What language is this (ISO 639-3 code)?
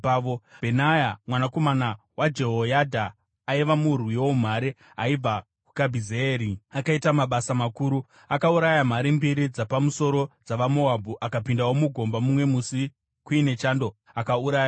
sna